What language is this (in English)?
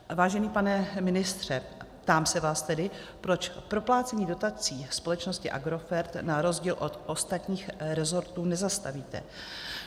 Czech